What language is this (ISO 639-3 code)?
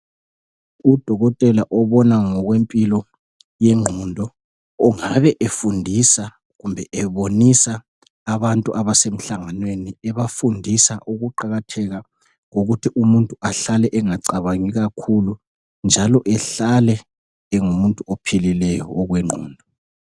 nde